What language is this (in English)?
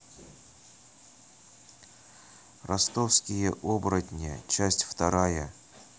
Russian